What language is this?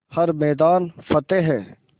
Hindi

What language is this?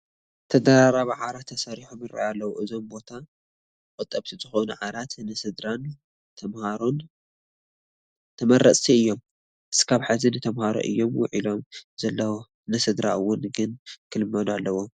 Tigrinya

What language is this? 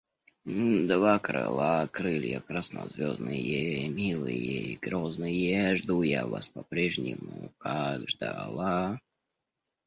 Russian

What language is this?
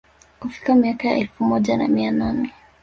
Swahili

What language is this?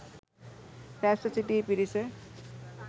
Sinhala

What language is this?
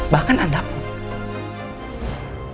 Indonesian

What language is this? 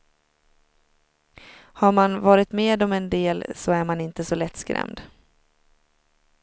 Swedish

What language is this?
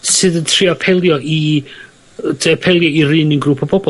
Welsh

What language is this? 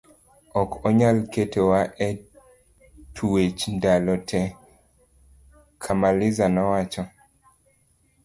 Luo (Kenya and Tanzania)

